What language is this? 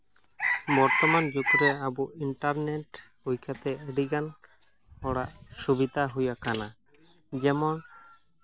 Santali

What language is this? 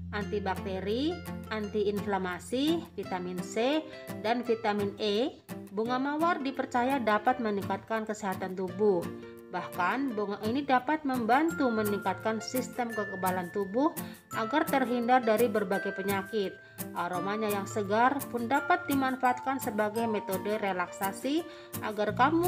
Indonesian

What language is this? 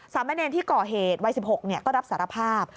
Thai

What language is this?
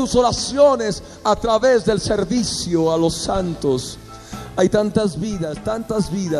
Spanish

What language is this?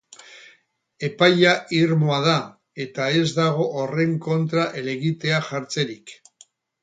Basque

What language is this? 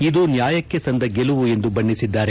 Kannada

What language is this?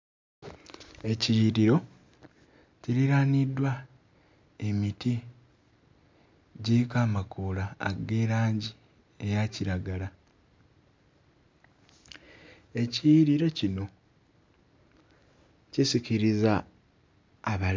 Ganda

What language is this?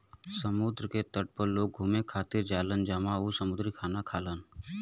Bhojpuri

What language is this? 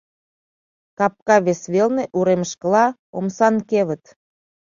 Mari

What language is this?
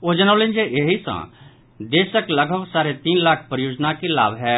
Maithili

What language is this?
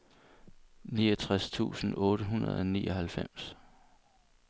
Danish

